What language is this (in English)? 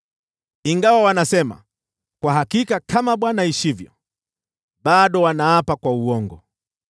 Swahili